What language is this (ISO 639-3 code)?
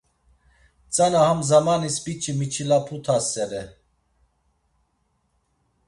lzz